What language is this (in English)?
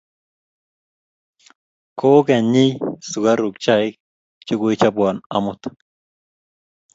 Kalenjin